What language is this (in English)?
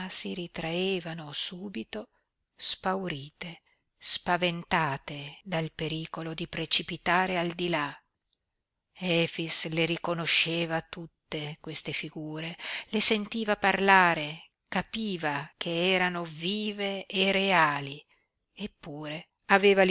Italian